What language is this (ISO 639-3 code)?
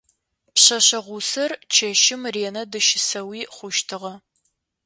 ady